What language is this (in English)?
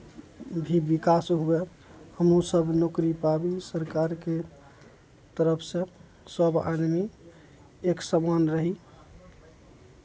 Maithili